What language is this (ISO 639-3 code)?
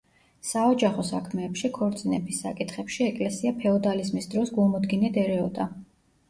kat